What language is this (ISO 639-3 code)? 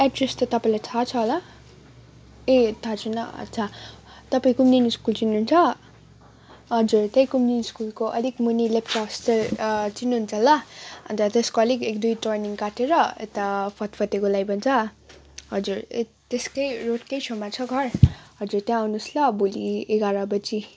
nep